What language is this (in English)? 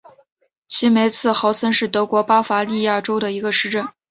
Chinese